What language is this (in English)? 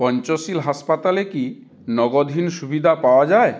Bangla